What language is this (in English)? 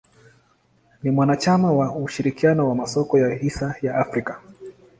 Swahili